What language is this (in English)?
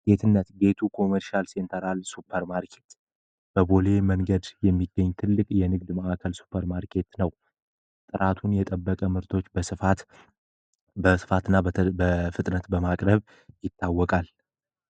Amharic